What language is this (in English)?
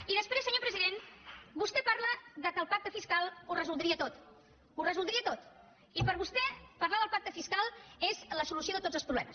Catalan